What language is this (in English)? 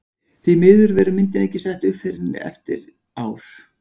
Icelandic